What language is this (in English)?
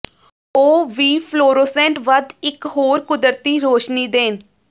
Punjabi